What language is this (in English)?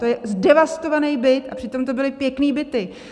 Czech